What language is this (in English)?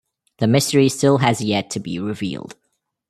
English